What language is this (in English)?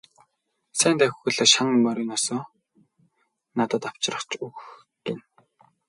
Mongolian